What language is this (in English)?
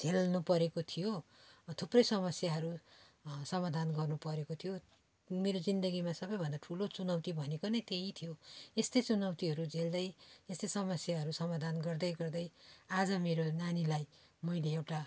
Nepali